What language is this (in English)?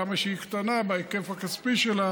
Hebrew